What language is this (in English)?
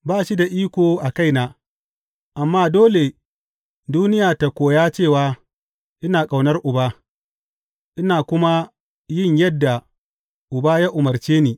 Hausa